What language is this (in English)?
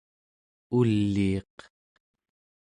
Central Yupik